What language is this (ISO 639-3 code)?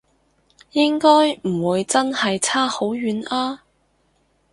yue